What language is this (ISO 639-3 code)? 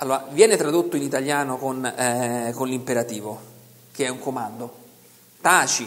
ita